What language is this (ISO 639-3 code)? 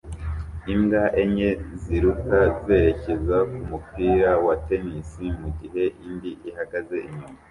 kin